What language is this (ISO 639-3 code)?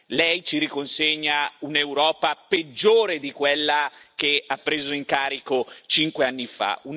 ita